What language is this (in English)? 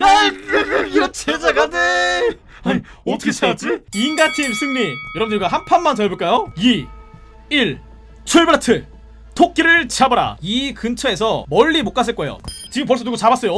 Korean